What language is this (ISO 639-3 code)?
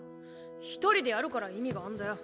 jpn